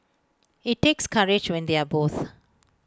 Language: English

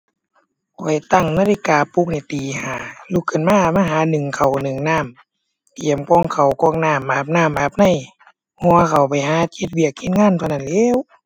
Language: Thai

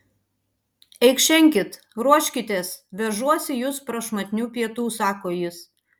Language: Lithuanian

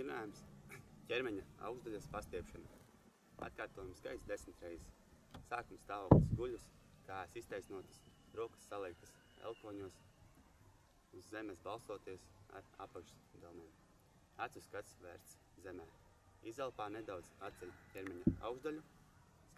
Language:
Dutch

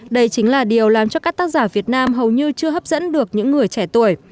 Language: Vietnamese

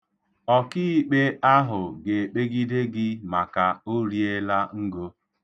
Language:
Igbo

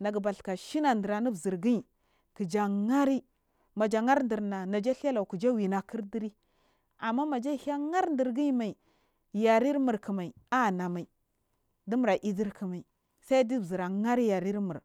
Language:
Marghi South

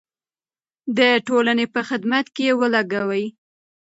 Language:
Pashto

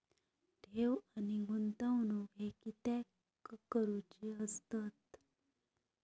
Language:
Marathi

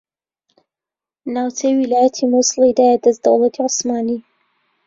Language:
Central Kurdish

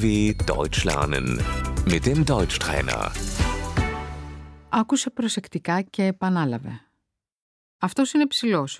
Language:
Greek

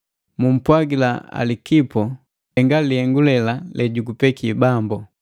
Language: Matengo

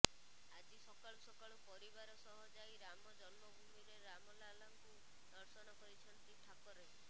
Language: Odia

